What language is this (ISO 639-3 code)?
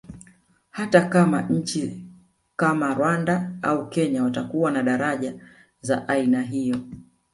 swa